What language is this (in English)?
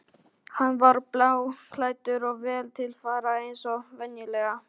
Icelandic